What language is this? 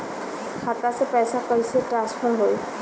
Bhojpuri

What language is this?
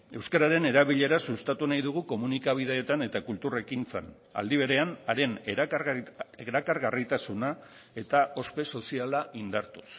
Basque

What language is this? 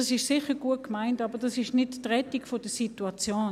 Swiss German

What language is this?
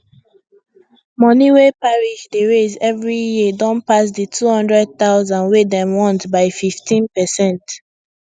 Nigerian Pidgin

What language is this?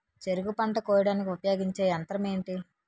Telugu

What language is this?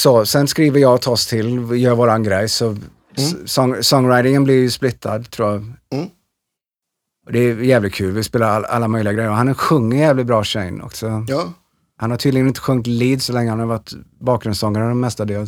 Swedish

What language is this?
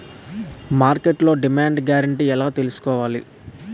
Telugu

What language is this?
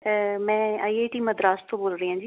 Punjabi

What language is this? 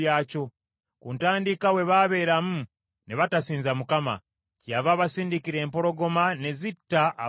Ganda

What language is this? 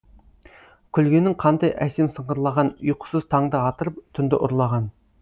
Kazakh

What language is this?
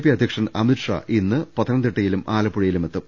Malayalam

